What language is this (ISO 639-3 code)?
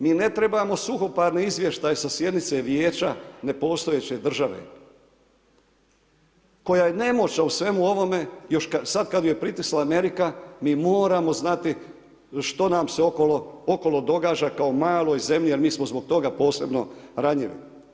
hrv